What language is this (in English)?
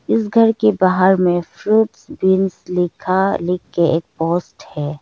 Hindi